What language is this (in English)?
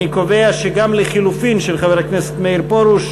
Hebrew